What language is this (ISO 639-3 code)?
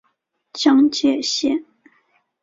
zho